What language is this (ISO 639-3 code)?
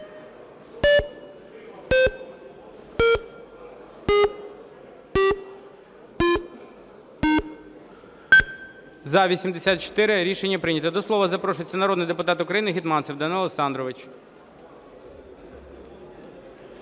ukr